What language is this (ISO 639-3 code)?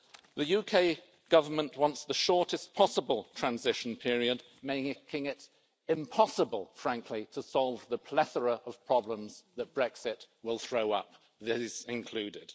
eng